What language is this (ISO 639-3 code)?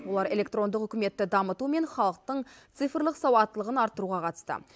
kaz